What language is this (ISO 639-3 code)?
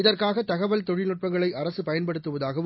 tam